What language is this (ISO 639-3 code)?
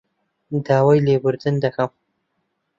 ckb